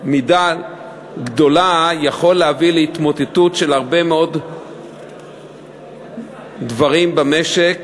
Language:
Hebrew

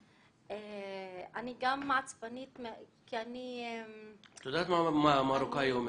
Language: Hebrew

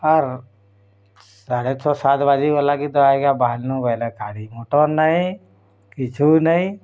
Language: Odia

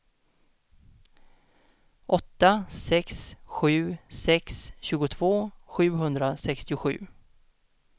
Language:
Swedish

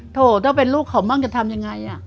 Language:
Thai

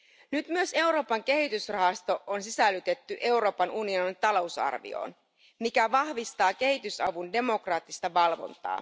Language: Finnish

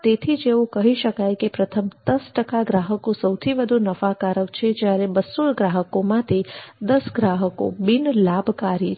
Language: Gujarati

